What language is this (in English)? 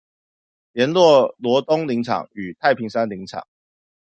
Chinese